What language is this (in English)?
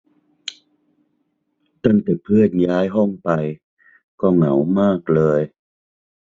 Thai